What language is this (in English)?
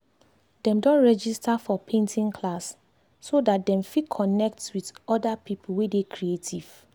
Nigerian Pidgin